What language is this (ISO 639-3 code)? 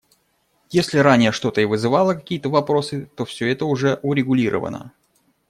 rus